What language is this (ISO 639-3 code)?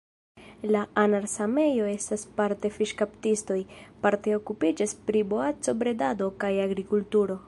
epo